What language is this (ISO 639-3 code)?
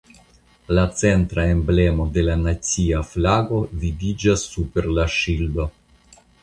epo